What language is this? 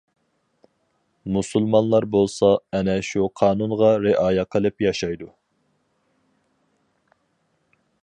Uyghur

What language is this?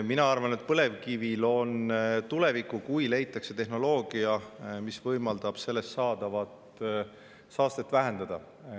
Estonian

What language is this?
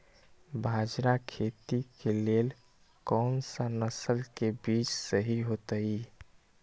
Magahi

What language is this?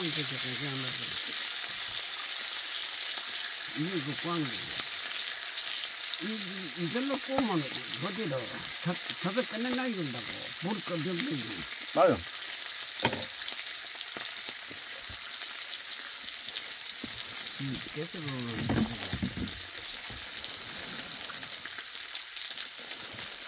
Korean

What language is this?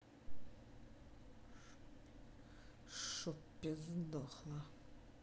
Russian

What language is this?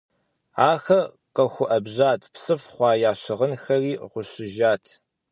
Kabardian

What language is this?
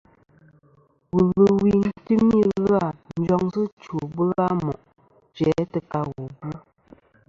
Kom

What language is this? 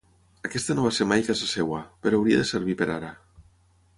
Catalan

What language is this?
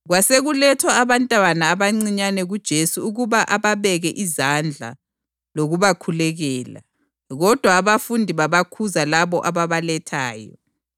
North Ndebele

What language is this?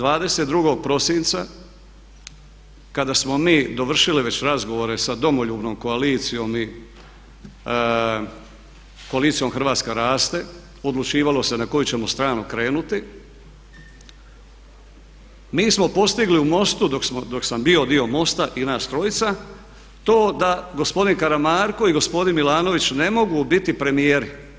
Croatian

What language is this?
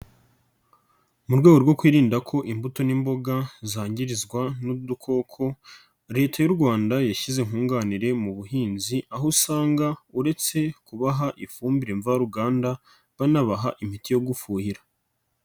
Kinyarwanda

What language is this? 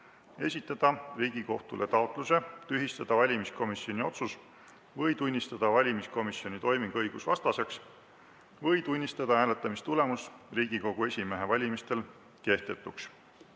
Estonian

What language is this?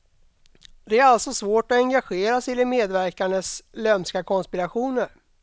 Swedish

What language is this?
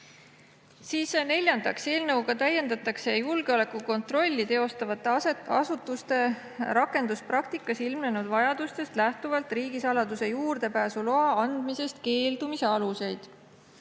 Estonian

